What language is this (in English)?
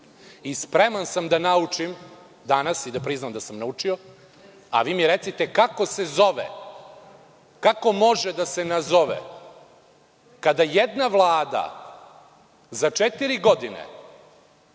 Serbian